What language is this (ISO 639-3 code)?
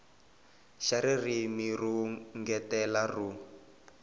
tso